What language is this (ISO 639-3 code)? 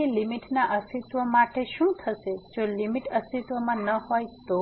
guj